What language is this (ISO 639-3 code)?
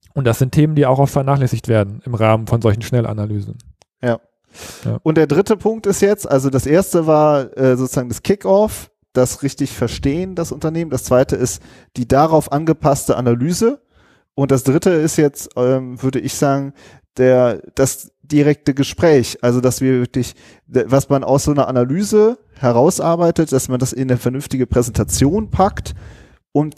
deu